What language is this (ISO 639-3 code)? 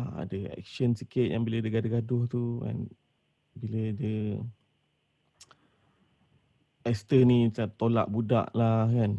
msa